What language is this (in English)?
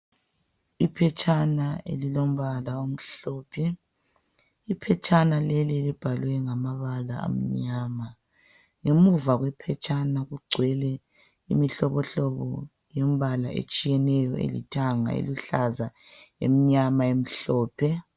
North Ndebele